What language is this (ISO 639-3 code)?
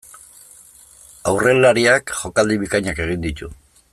eus